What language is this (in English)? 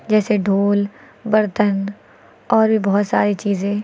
Hindi